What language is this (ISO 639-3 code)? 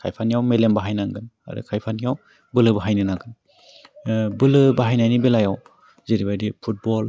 brx